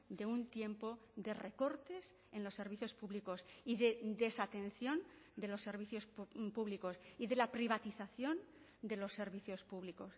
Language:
Spanish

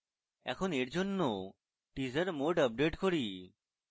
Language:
Bangla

